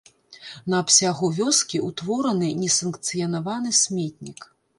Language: Belarusian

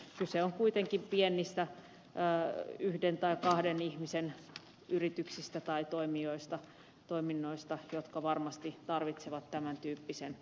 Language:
Finnish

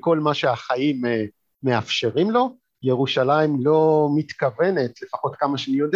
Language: Hebrew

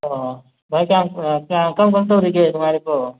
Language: Manipuri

